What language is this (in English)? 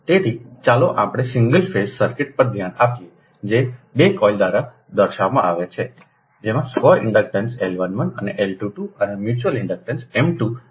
Gujarati